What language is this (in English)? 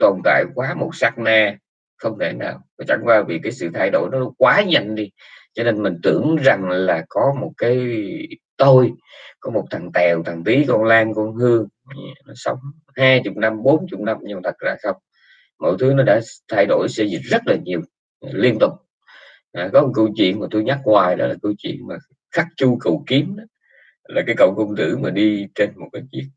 Vietnamese